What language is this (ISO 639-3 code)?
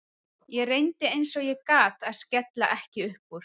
isl